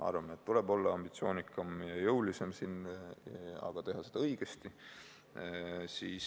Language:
Estonian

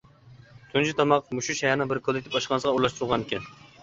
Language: Uyghur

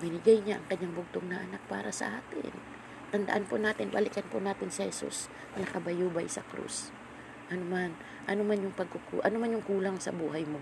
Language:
Filipino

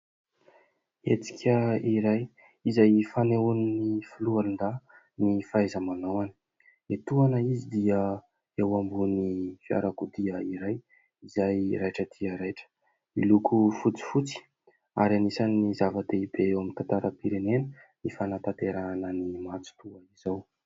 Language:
Malagasy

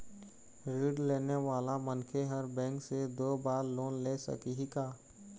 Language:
Chhattisgarhi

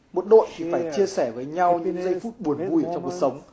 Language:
Vietnamese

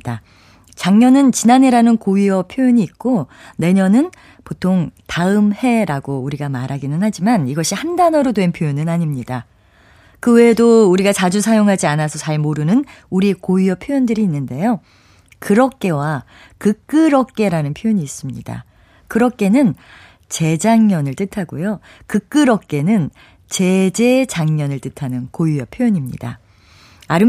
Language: Korean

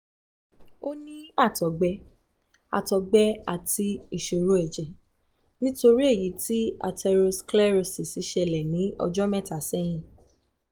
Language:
Yoruba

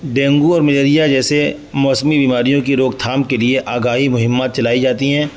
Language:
Urdu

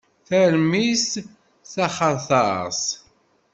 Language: Kabyle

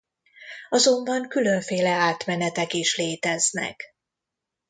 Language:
Hungarian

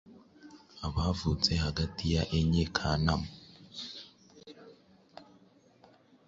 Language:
Kinyarwanda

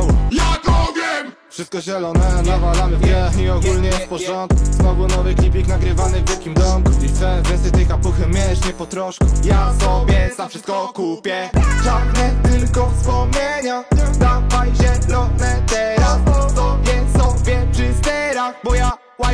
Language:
Polish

